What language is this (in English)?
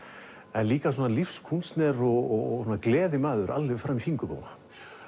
Icelandic